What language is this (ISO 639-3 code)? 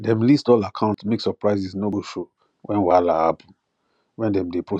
pcm